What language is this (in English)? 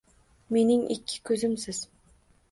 Uzbek